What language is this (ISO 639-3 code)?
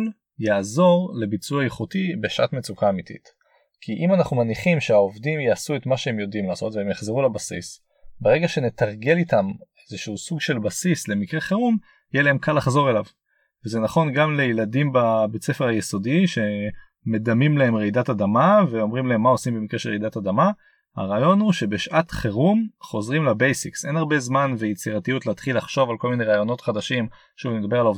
heb